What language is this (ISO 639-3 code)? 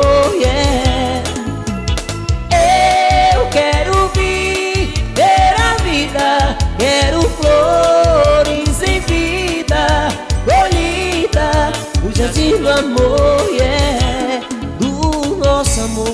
por